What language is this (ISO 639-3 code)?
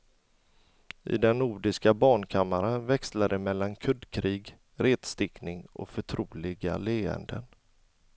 swe